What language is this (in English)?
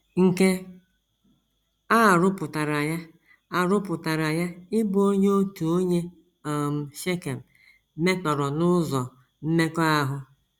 Igbo